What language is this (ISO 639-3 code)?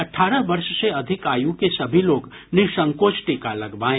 hin